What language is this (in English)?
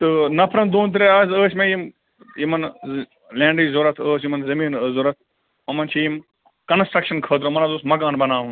Kashmiri